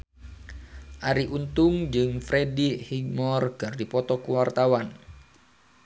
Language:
Sundanese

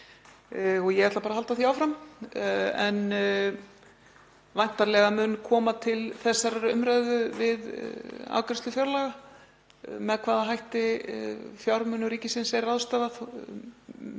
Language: Icelandic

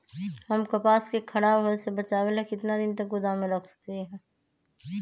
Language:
Magahi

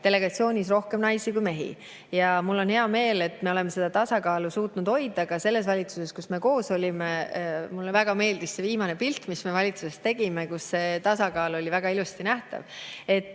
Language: Estonian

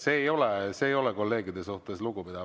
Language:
Estonian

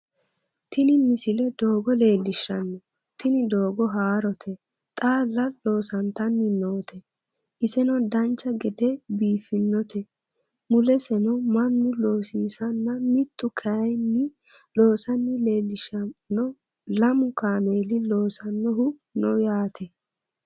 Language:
Sidamo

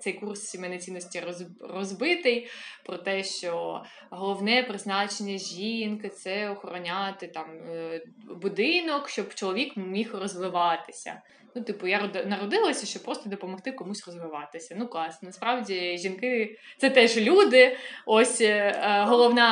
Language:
Ukrainian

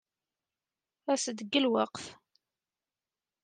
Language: Kabyle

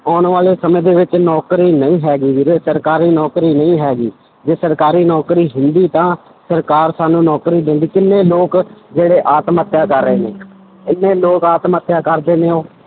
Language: Punjabi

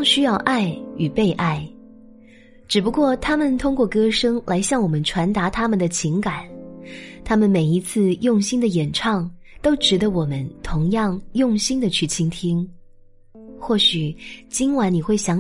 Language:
Chinese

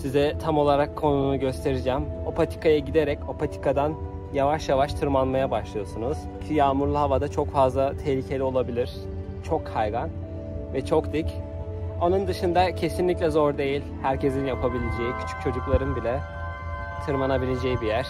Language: Turkish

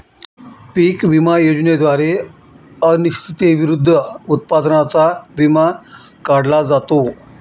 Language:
Marathi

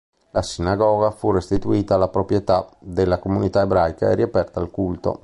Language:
Italian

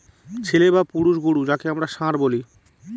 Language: Bangla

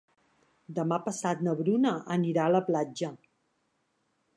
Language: Catalan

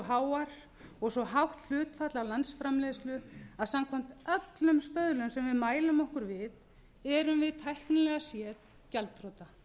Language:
Icelandic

